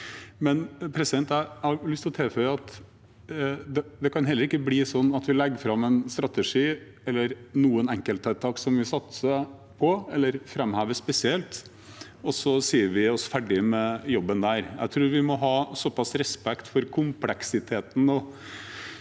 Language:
Norwegian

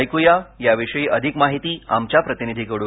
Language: Marathi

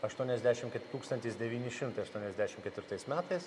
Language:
Lithuanian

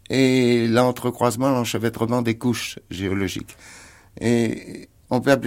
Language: French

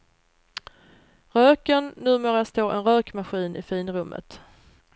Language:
Swedish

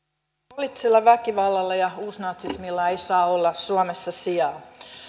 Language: Finnish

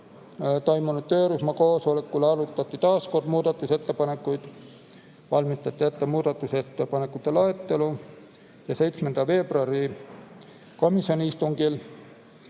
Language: Estonian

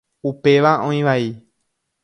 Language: Guarani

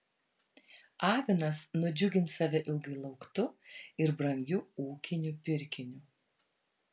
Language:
Lithuanian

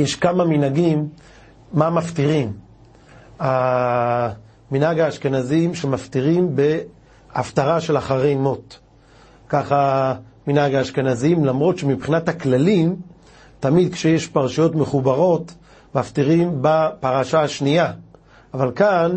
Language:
Hebrew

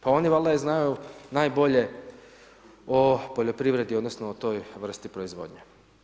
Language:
Croatian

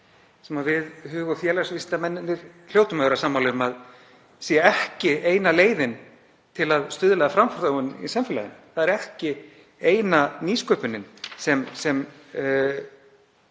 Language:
Icelandic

